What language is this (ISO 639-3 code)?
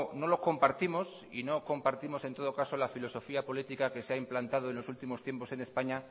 spa